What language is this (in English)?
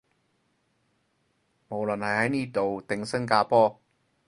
Cantonese